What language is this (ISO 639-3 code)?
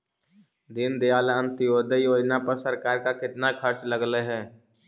mag